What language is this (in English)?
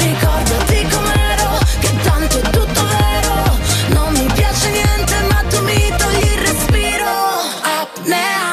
Croatian